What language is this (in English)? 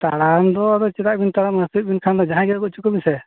Santali